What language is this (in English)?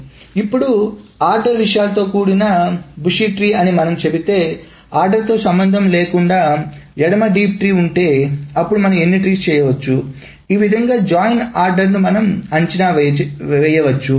Telugu